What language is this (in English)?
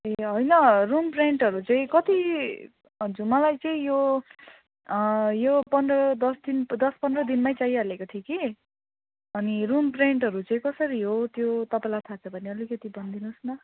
Nepali